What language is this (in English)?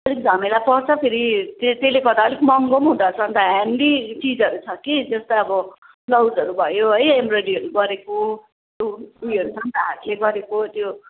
Nepali